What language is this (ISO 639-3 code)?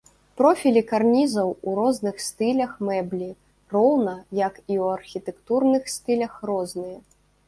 bel